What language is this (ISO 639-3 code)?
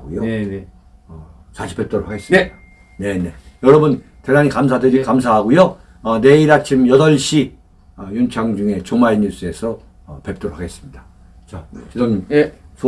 kor